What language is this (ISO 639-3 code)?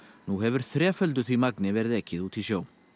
isl